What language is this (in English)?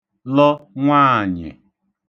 Igbo